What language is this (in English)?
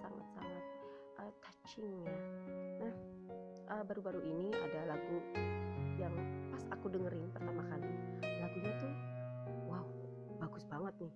Indonesian